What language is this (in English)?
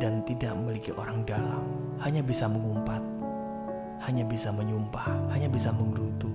Indonesian